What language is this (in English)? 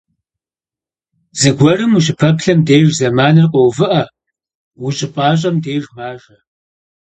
Kabardian